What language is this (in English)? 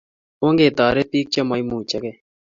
Kalenjin